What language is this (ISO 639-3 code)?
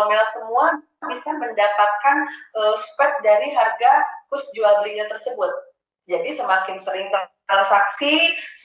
ind